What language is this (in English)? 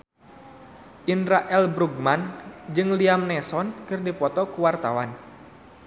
Sundanese